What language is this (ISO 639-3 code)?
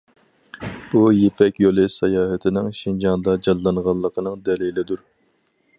uig